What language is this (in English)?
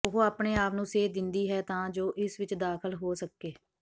Punjabi